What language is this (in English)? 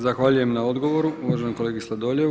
Croatian